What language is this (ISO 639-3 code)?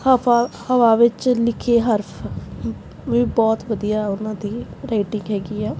pan